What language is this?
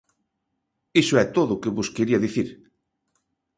Galician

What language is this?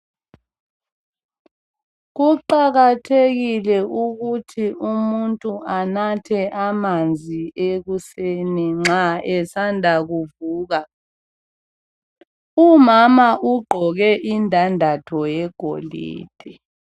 North Ndebele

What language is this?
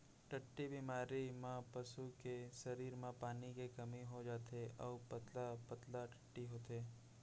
Chhattisgarhi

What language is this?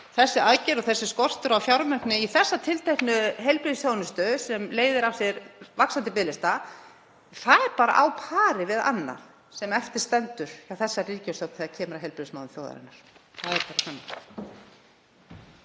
Icelandic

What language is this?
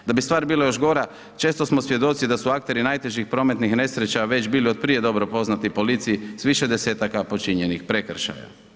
Croatian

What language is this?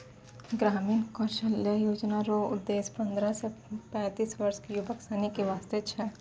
Maithili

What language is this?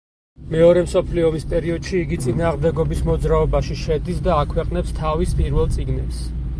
Georgian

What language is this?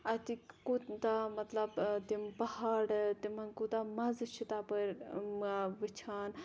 Kashmiri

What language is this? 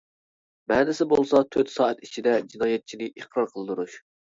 Uyghur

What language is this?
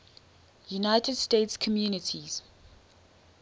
English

